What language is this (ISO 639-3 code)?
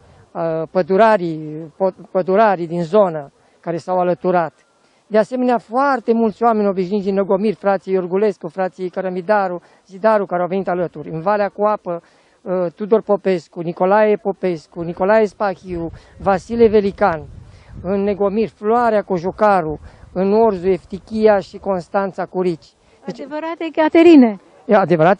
ron